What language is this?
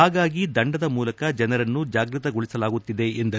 Kannada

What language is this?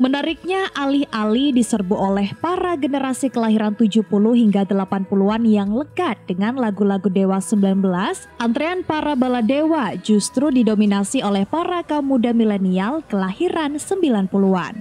Indonesian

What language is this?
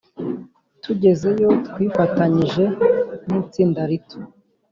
Kinyarwanda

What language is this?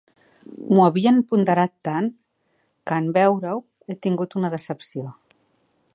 Catalan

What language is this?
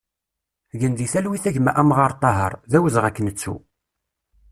Kabyle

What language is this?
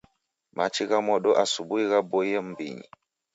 Taita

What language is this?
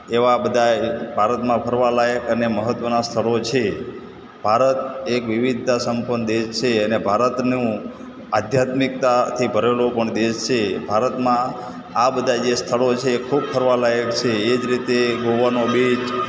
Gujarati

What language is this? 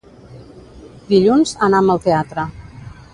Catalan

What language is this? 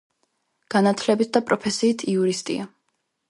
Georgian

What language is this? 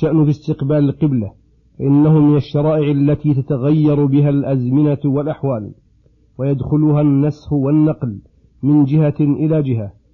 Arabic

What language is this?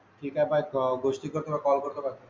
Marathi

